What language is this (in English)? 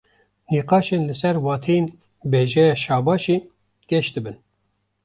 Kurdish